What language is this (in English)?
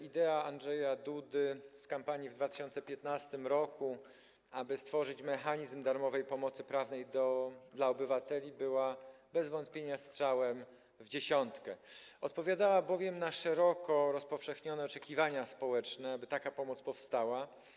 Polish